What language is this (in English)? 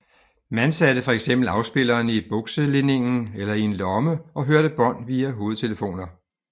Danish